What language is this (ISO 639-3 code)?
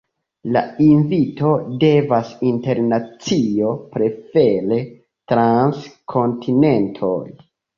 epo